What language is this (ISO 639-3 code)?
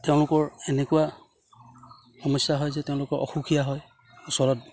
asm